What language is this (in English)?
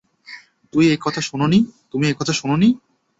Bangla